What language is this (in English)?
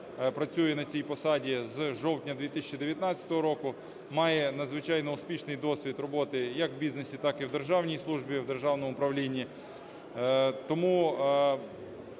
Ukrainian